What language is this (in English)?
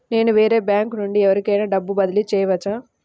Telugu